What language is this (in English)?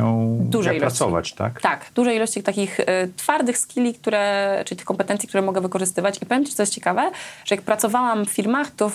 Polish